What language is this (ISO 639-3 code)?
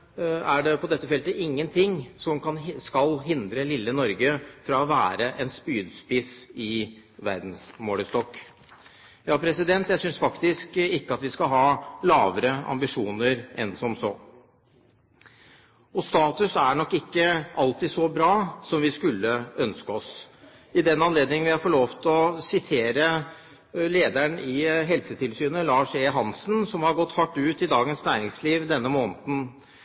nob